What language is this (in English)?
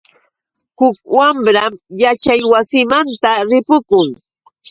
Yauyos Quechua